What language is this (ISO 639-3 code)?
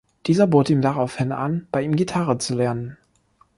deu